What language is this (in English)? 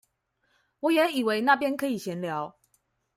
Chinese